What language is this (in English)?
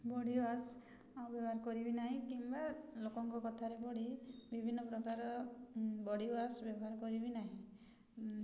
Odia